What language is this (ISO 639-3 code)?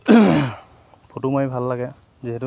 asm